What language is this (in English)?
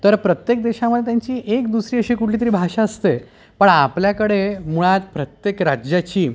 Marathi